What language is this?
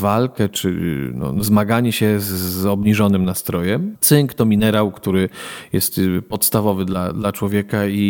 Polish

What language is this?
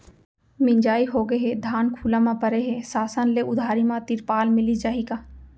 Chhattisgarhi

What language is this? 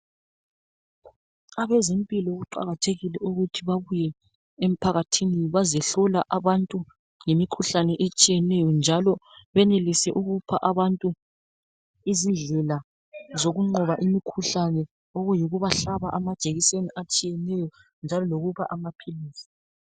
North Ndebele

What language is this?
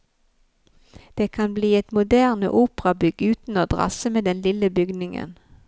Norwegian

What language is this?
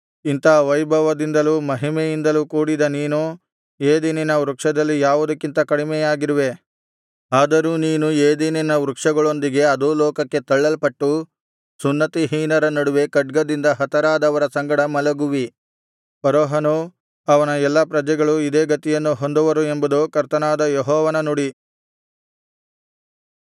Kannada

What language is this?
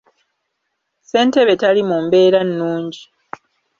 Ganda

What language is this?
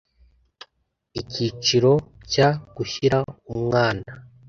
Kinyarwanda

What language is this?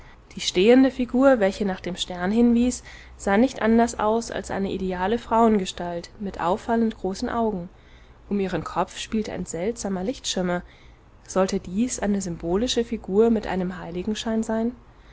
German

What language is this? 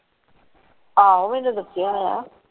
Punjabi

